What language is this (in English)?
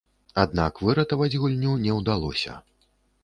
Belarusian